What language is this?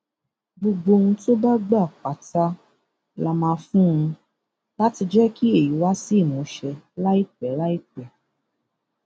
Yoruba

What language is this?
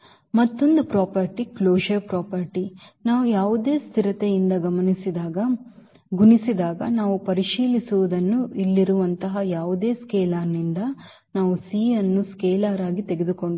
Kannada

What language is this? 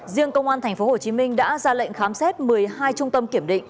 Vietnamese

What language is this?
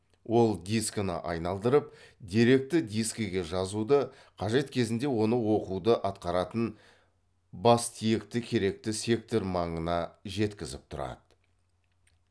Kazakh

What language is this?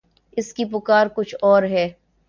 Urdu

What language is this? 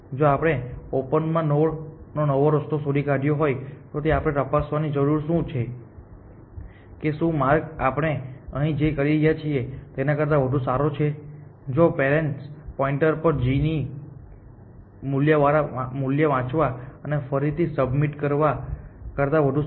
Gujarati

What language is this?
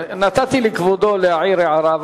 Hebrew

